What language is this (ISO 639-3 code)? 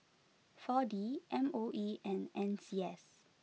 eng